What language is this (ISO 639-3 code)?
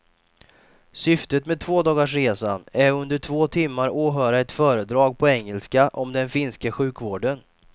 swe